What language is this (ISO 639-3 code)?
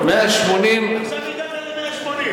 heb